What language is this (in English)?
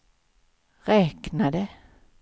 Swedish